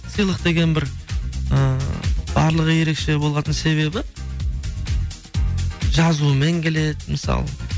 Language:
Kazakh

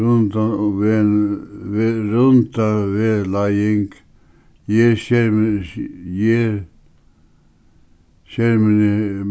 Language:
Faroese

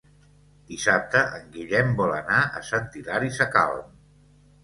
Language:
Catalan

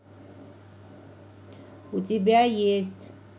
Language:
Russian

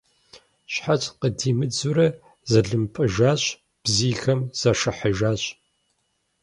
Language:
Kabardian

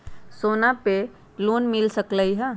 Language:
Magahi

